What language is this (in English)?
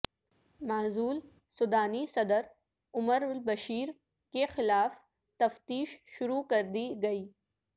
Urdu